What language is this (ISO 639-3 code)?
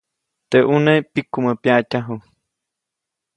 zoc